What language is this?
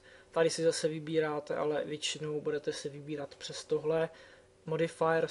Czech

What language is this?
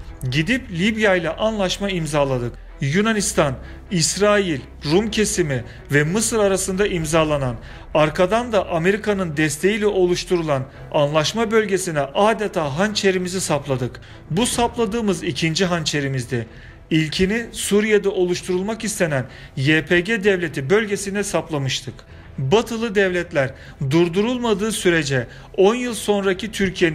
Turkish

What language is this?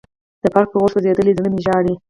Pashto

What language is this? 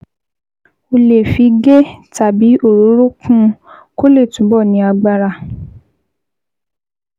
Yoruba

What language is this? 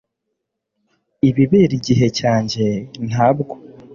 Kinyarwanda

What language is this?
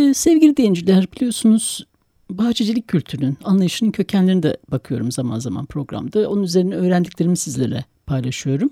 Turkish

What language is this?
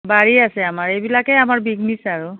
Assamese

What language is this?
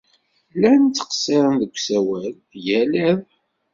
Kabyle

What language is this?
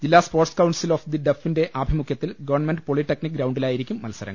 Malayalam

